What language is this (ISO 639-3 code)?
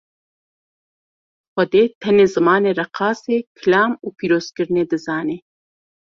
kur